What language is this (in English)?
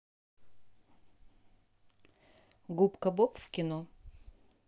Russian